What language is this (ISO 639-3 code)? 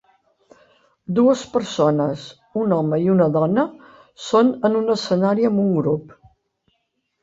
cat